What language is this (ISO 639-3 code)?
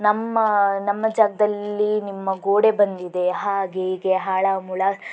kan